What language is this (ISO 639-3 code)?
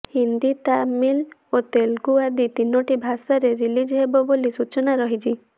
ori